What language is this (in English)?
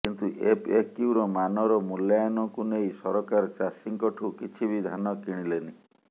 Odia